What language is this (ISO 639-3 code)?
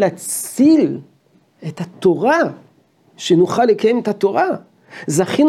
heb